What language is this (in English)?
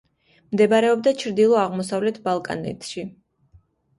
Georgian